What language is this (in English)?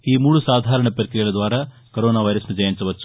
Telugu